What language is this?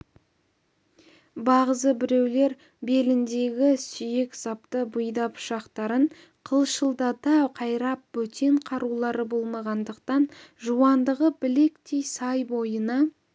Kazakh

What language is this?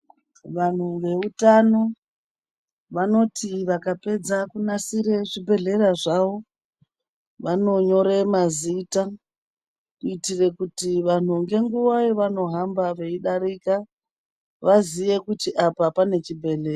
Ndau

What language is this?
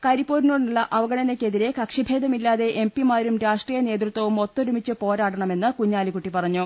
Malayalam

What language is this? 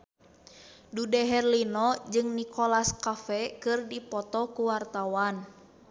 Sundanese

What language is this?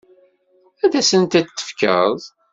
Kabyle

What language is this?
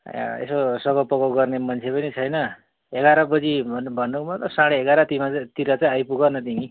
Nepali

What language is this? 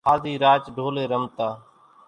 Kachi Koli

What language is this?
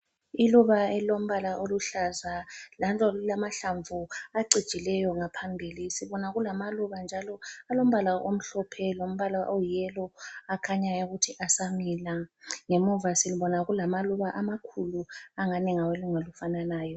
North Ndebele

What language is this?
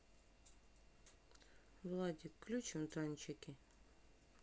Russian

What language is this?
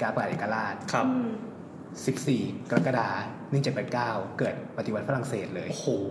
Thai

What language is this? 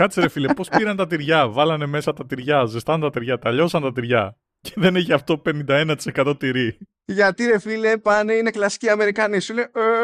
Greek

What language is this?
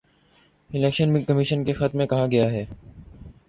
Urdu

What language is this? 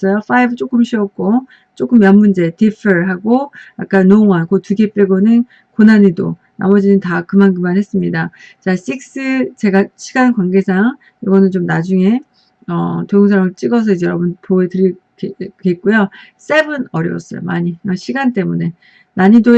Korean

